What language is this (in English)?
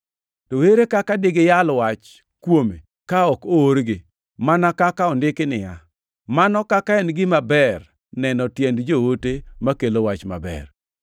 Luo (Kenya and Tanzania)